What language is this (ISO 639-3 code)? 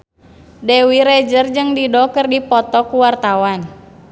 sun